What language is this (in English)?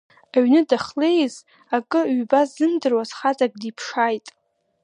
Abkhazian